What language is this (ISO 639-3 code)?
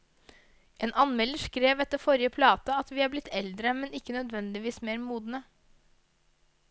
nor